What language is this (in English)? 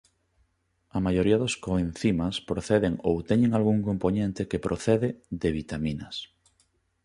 Galician